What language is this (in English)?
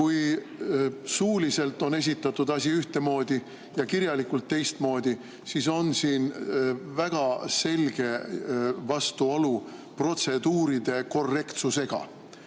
Estonian